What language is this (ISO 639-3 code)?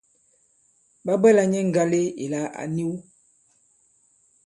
abb